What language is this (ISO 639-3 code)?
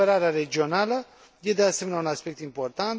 ron